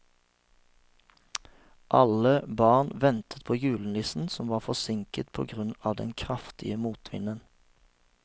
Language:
Norwegian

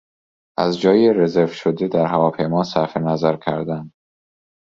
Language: Persian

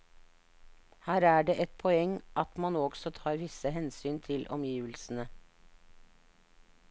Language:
Norwegian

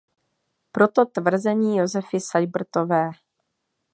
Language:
Czech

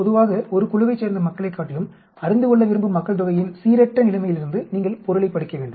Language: Tamil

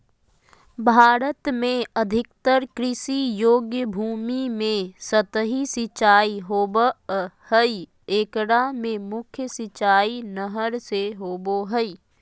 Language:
Magahi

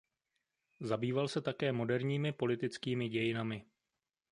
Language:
Czech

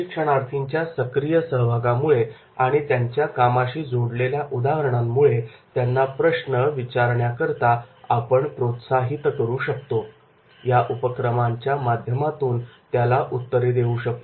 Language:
Marathi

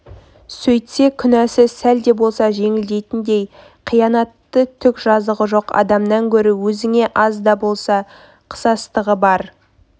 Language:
Kazakh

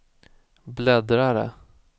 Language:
Swedish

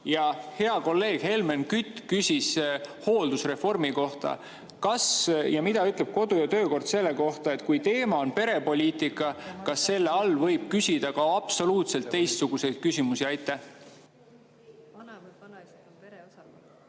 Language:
Estonian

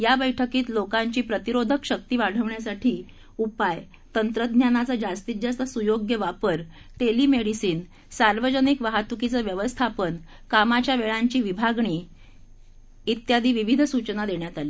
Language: Marathi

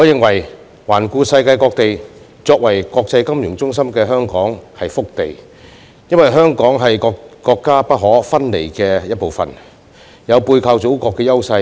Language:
Cantonese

